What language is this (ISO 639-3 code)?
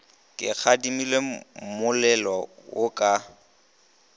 nso